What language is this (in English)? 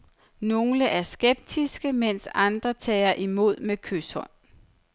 Danish